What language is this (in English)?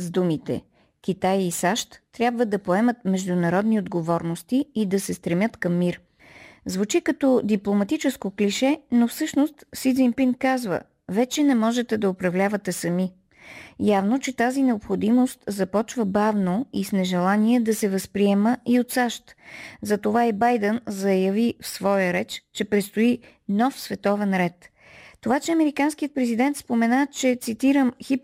Bulgarian